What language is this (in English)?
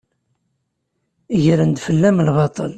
Kabyle